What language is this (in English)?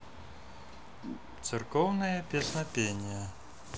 Russian